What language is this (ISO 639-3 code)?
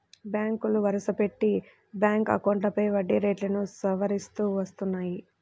tel